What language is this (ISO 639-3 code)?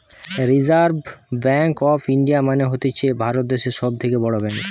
ben